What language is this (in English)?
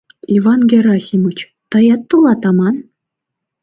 Mari